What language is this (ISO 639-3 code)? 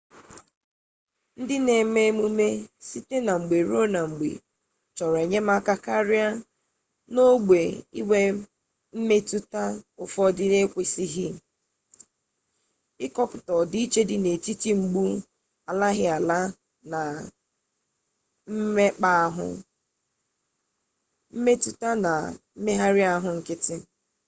ibo